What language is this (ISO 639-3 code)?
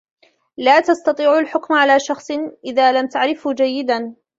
ara